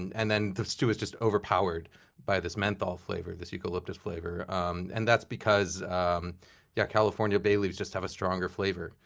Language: English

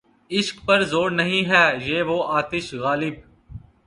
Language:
Urdu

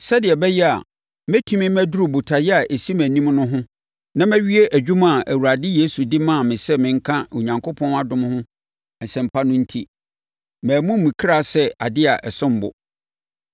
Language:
Akan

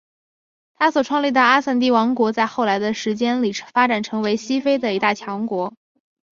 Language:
Chinese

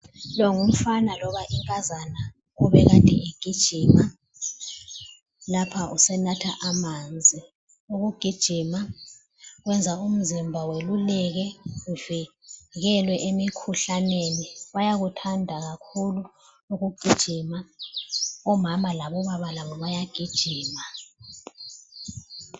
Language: North Ndebele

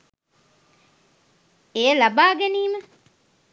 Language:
Sinhala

